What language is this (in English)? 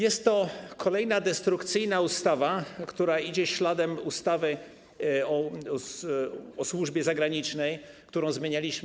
Polish